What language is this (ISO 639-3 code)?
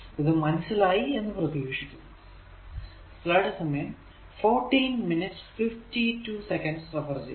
mal